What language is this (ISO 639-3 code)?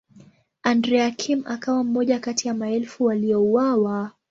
swa